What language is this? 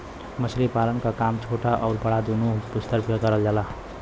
Bhojpuri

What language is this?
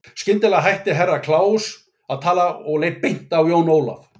Icelandic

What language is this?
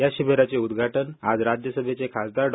Marathi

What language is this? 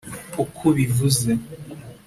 Kinyarwanda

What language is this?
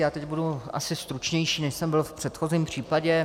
Czech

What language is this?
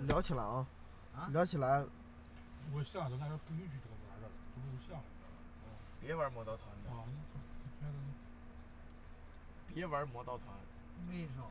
Chinese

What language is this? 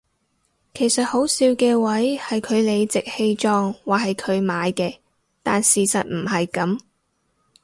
Cantonese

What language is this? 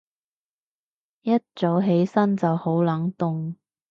Cantonese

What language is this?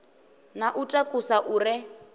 Venda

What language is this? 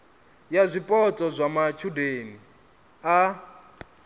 Venda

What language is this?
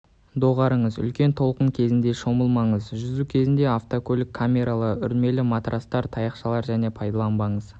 Kazakh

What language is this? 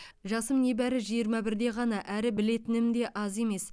Kazakh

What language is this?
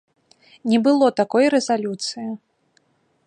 Belarusian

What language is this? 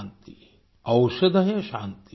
Hindi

